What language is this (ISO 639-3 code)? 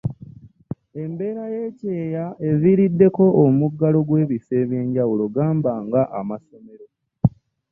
lug